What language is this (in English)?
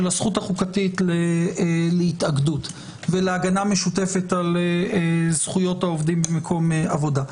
Hebrew